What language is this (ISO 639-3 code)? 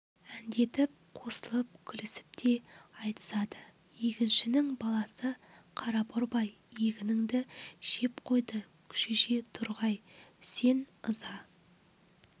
kaz